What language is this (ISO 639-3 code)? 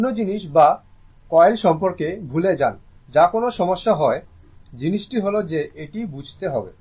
ben